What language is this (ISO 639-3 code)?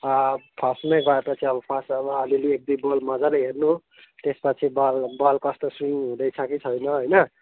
nep